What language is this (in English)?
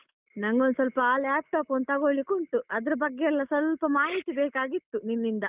Kannada